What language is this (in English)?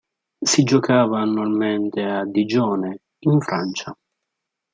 Italian